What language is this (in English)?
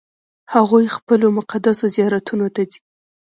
Pashto